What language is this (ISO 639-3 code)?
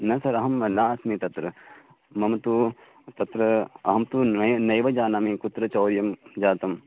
san